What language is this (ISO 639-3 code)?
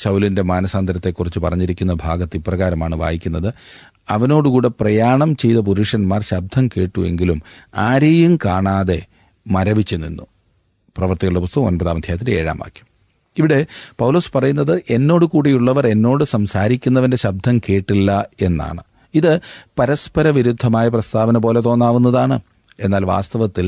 mal